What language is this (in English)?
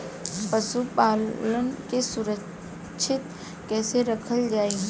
Bhojpuri